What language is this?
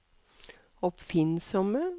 Norwegian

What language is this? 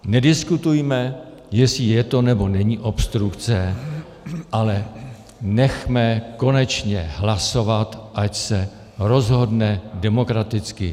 Czech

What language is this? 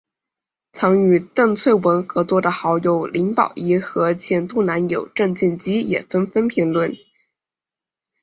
Chinese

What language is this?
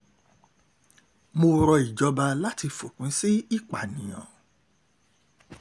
Yoruba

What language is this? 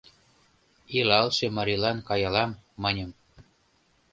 Mari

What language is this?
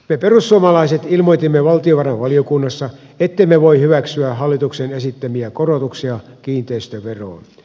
Finnish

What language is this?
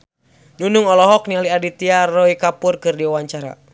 Sundanese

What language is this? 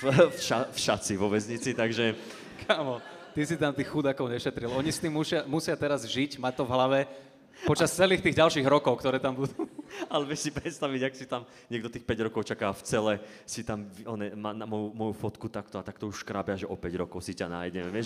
Slovak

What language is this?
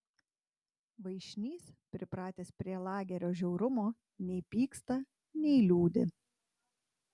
Lithuanian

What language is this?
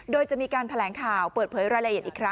Thai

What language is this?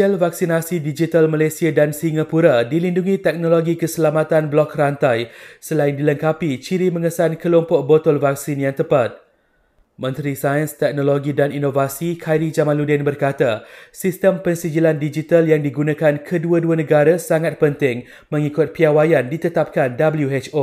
Malay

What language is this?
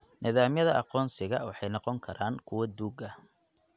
Somali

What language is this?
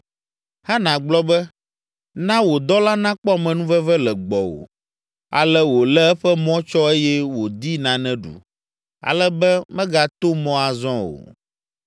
Ewe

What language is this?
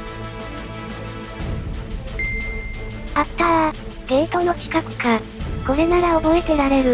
Japanese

